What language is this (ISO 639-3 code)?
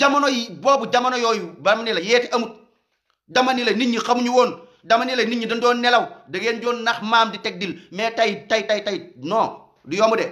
ind